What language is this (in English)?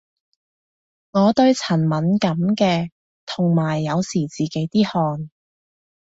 Cantonese